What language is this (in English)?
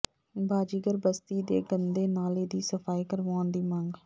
Punjabi